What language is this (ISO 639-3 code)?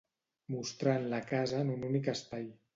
cat